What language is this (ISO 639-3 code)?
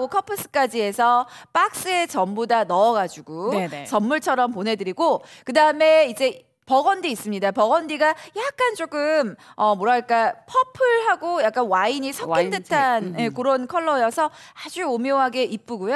kor